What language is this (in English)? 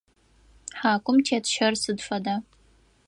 Adyghe